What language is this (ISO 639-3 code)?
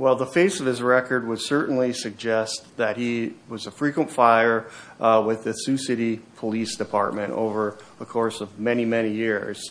eng